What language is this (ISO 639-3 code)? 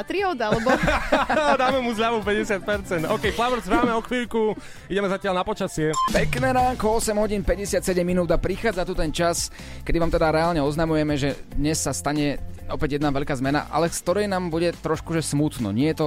slk